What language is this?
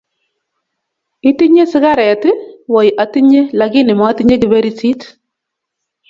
Kalenjin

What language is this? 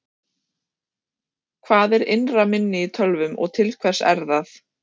Icelandic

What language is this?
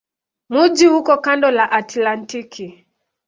Swahili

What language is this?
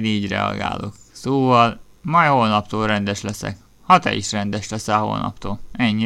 Hungarian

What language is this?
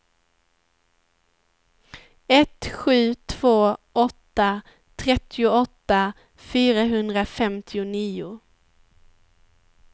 Swedish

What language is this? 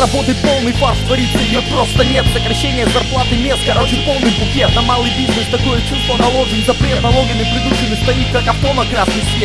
Russian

